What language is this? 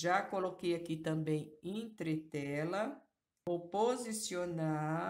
Portuguese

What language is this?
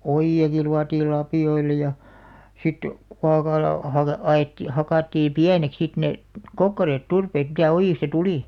Finnish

